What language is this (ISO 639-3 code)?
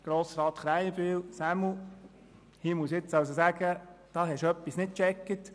gsw